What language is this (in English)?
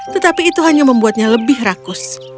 Indonesian